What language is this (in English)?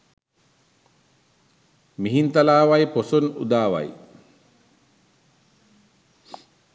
Sinhala